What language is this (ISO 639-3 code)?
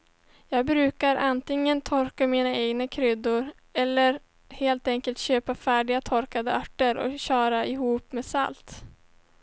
swe